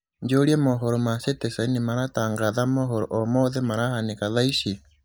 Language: Kikuyu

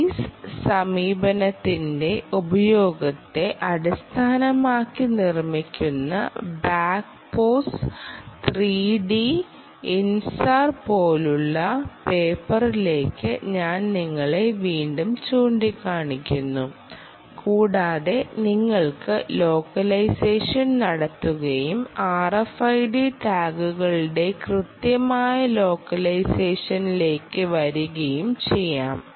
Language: Malayalam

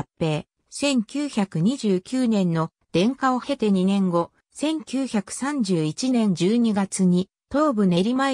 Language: Japanese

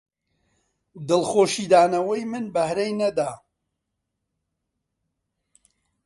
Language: Central Kurdish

